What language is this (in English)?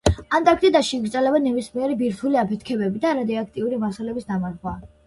Georgian